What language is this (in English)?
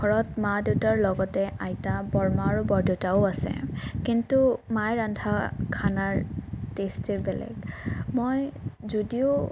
Assamese